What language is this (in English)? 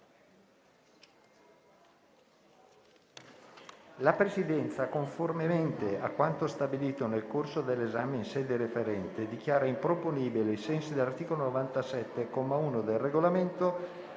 Italian